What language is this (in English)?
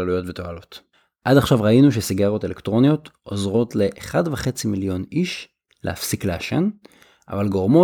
Hebrew